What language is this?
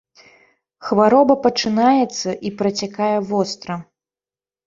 Belarusian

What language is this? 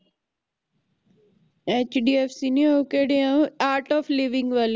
Punjabi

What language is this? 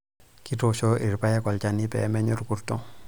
Masai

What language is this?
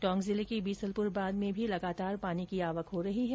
Hindi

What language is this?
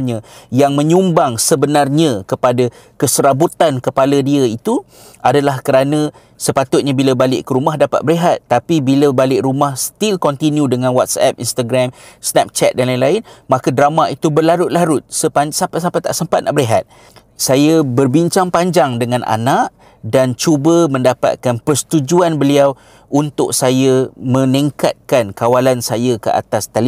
Malay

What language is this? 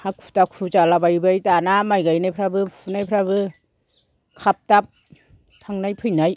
Bodo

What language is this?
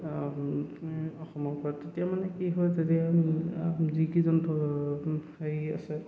Assamese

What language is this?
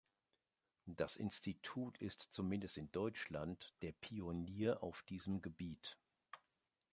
German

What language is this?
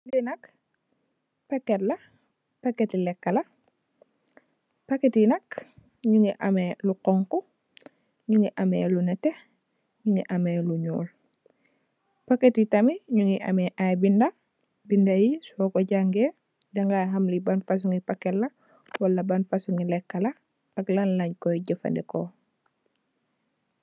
Wolof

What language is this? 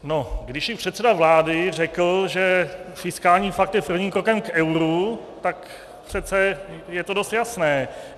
Czech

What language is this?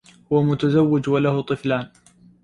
Arabic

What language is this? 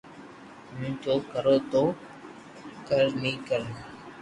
Loarki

